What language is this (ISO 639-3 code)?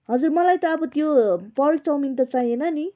nep